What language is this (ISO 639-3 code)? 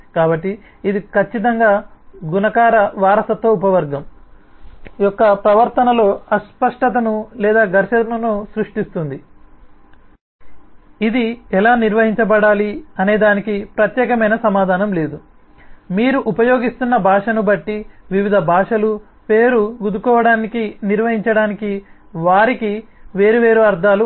tel